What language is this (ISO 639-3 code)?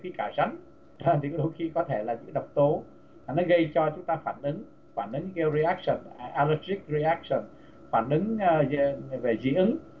vie